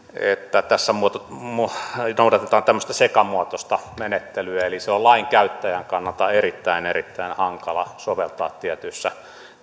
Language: Finnish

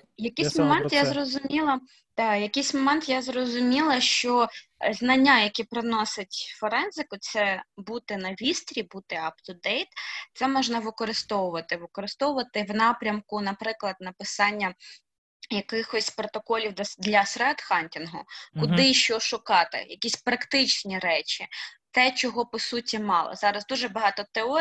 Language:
Ukrainian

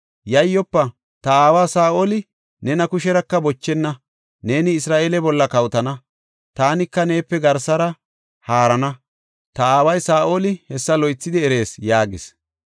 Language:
Gofa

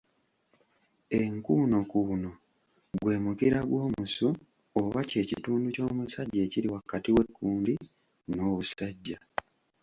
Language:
Ganda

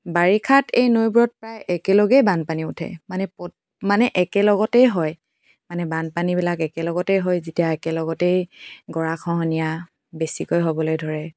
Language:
Assamese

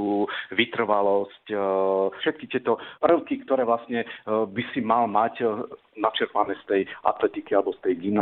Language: Slovak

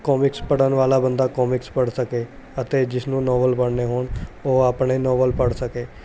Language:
Punjabi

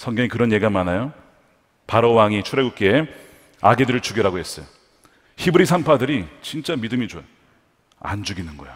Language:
Korean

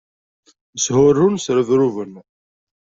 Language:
Kabyle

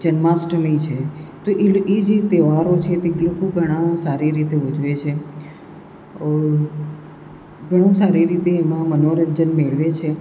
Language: Gujarati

